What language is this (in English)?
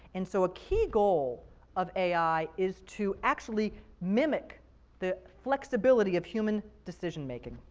English